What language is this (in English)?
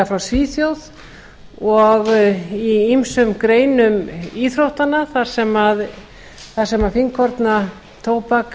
Icelandic